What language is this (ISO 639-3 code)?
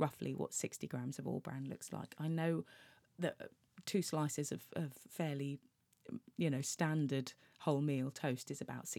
eng